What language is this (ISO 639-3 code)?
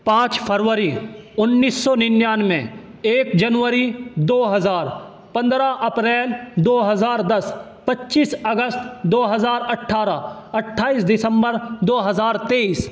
urd